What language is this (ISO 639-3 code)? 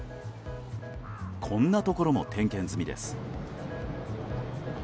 jpn